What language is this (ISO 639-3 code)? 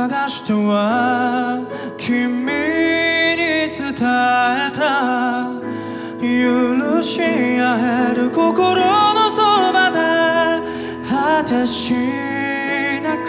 kor